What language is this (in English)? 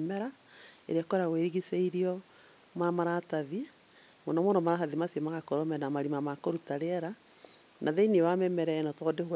Kikuyu